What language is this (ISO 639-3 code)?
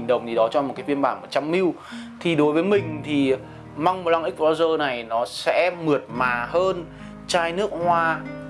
vie